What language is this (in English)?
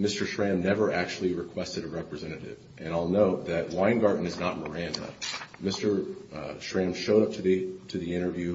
English